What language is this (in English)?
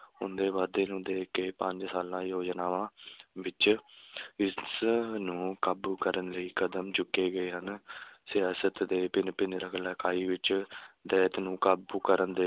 Punjabi